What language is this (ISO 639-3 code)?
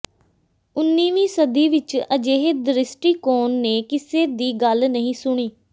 pan